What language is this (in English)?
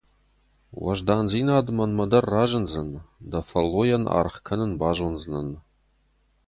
Ossetic